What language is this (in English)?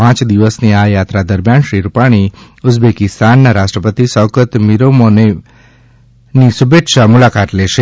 Gujarati